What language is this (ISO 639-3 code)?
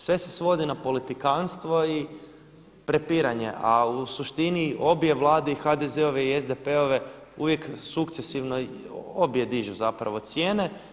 hrv